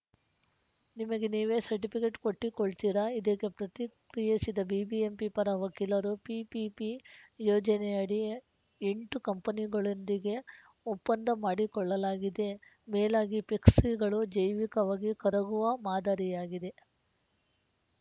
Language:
Kannada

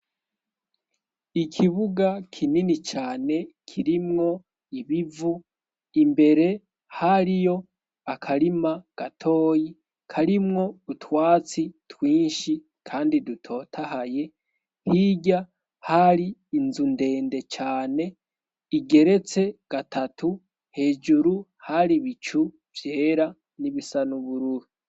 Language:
Rundi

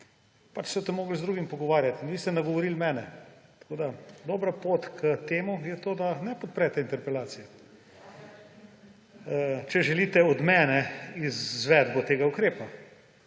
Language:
Slovenian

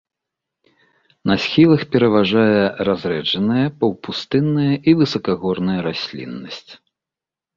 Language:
Belarusian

